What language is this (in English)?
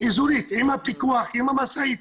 Hebrew